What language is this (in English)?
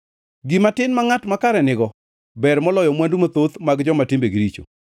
Luo (Kenya and Tanzania)